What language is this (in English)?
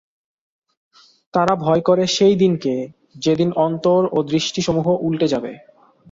Bangla